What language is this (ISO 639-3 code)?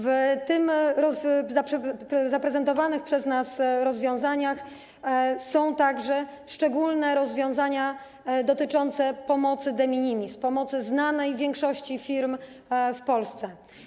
pol